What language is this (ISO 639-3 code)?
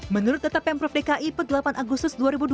ind